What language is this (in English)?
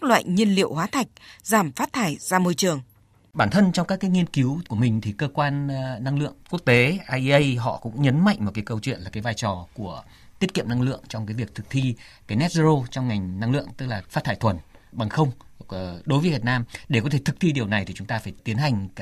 Vietnamese